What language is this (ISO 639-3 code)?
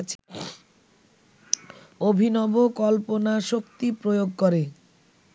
ben